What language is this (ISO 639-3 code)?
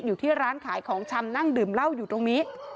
tha